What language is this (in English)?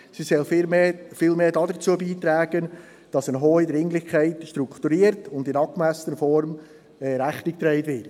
Swiss German